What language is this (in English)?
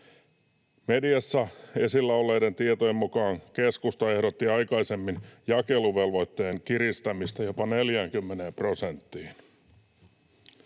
Finnish